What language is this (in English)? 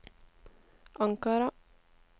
Norwegian